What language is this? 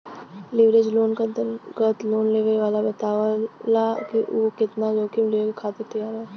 Bhojpuri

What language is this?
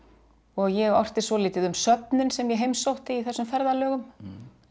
Icelandic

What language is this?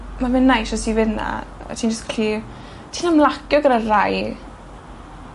Welsh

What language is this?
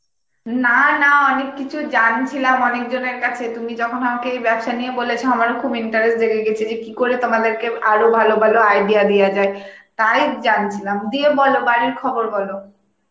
Bangla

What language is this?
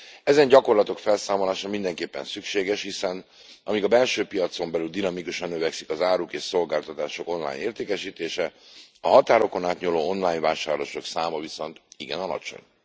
Hungarian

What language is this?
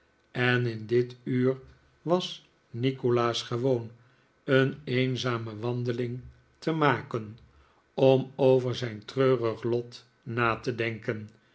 Dutch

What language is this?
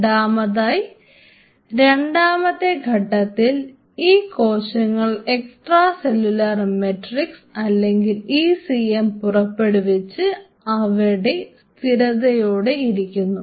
Malayalam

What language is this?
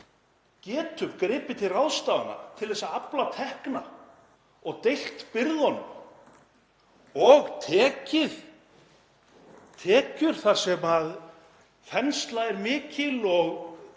Icelandic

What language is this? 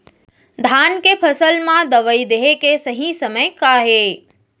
Chhattisgarhi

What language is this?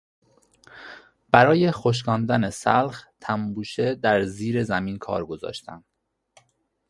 Persian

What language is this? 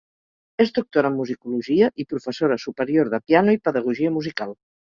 Catalan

